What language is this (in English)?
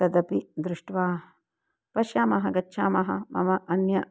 Sanskrit